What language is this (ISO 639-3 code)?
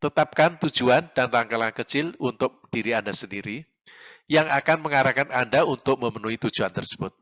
ind